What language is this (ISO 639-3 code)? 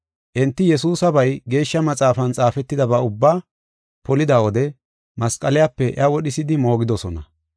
gof